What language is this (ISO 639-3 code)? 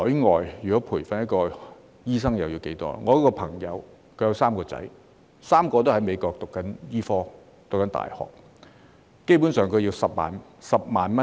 yue